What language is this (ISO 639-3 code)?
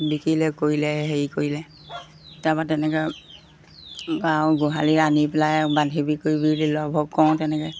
asm